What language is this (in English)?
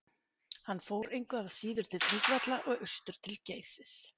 Icelandic